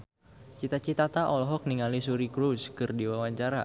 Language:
Sundanese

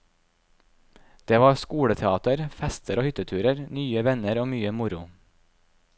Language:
Norwegian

